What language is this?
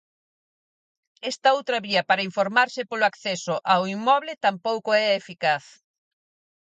Galician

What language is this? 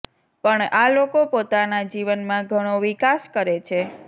Gujarati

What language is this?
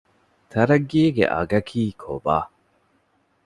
Divehi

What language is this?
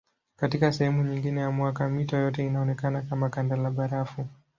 Swahili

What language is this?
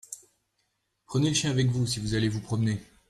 French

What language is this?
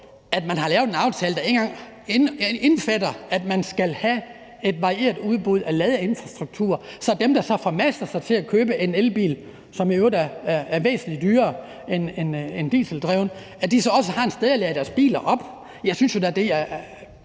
Danish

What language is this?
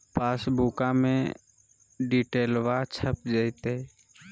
Magahi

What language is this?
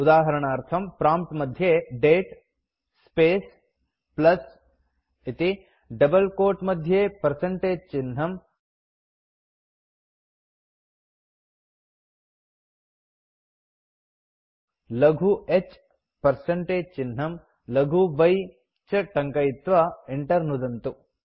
Sanskrit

